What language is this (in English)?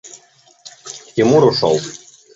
Russian